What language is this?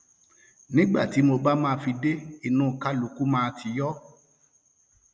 Yoruba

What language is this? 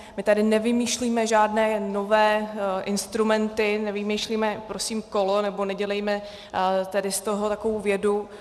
Czech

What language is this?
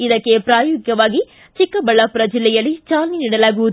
Kannada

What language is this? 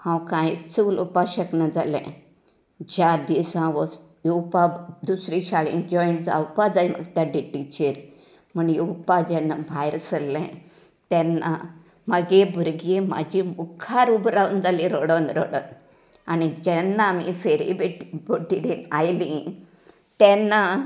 Konkani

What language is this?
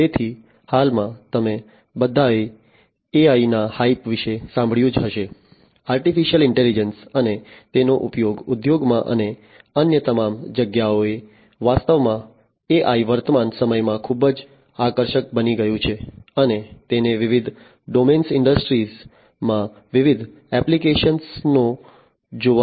Gujarati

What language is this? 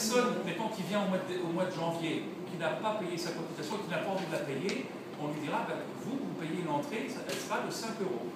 French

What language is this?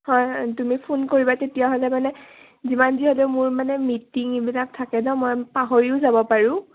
Assamese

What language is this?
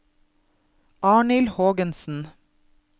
Norwegian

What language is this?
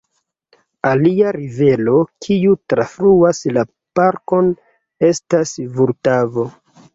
Esperanto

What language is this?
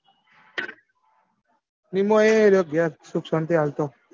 Gujarati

